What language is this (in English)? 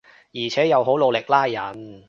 Cantonese